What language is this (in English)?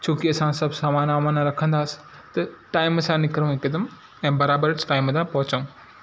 Sindhi